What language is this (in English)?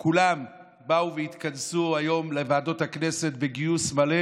Hebrew